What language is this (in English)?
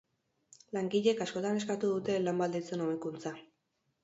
Basque